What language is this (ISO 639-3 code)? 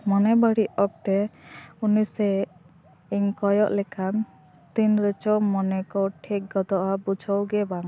sat